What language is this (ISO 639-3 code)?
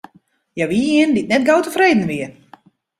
fry